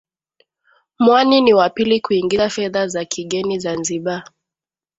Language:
Swahili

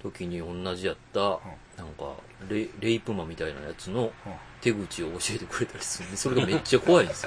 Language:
Japanese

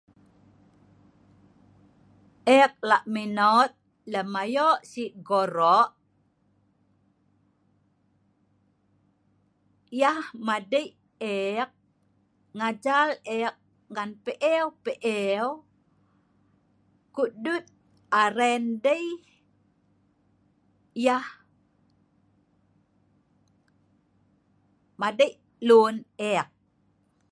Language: Sa'ban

